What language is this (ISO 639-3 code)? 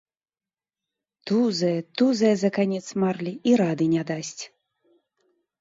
bel